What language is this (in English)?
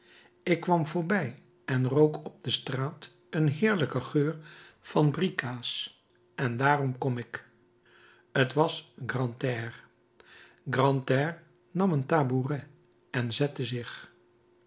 Dutch